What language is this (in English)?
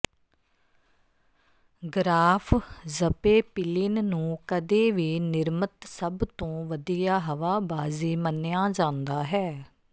Punjabi